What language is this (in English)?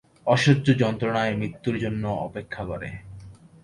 Bangla